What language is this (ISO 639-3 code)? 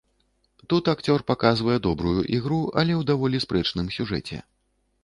bel